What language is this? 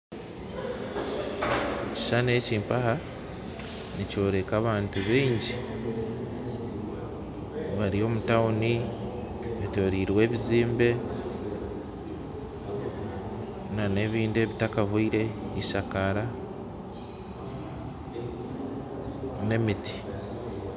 Nyankole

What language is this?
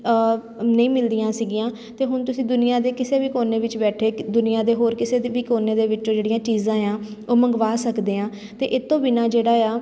Punjabi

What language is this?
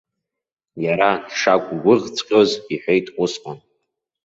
Abkhazian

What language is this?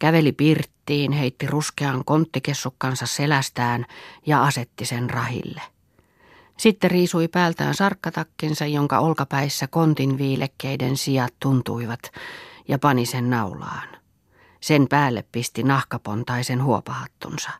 Finnish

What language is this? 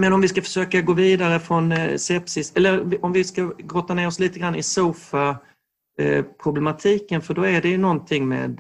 Swedish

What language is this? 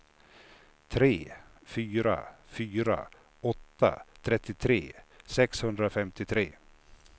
Swedish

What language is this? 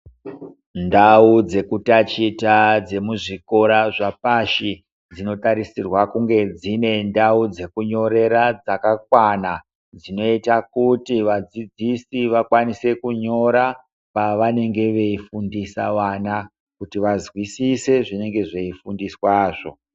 Ndau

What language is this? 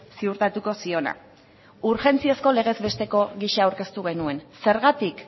Basque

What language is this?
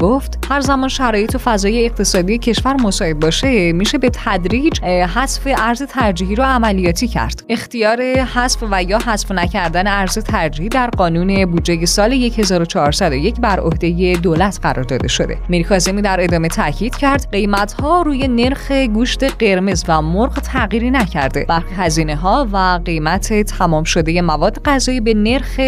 Persian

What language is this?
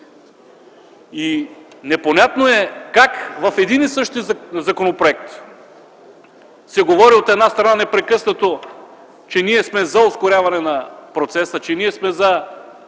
Bulgarian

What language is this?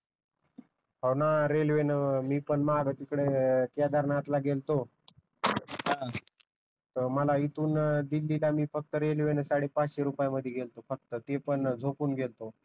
Marathi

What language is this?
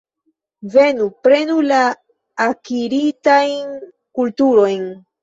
Esperanto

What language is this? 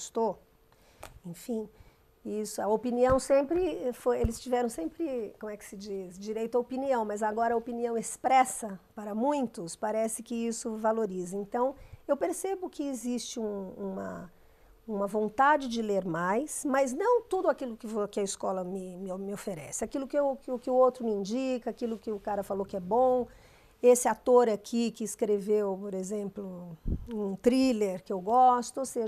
Portuguese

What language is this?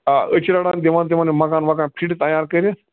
Kashmiri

